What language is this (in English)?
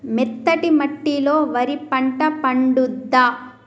Telugu